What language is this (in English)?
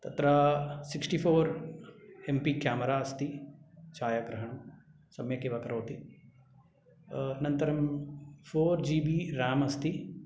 Sanskrit